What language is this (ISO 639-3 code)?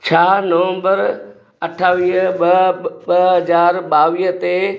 snd